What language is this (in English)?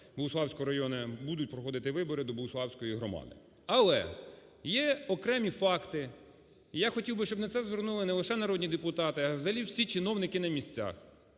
Ukrainian